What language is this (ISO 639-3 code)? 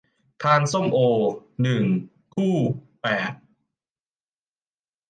tha